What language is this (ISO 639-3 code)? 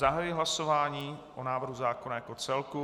ces